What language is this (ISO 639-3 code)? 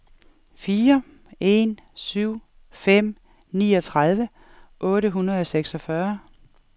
dan